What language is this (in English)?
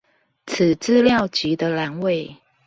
Chinese